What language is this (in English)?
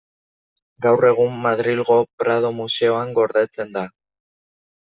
Basque